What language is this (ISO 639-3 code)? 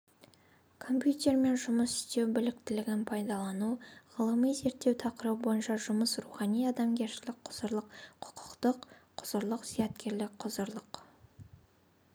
kaz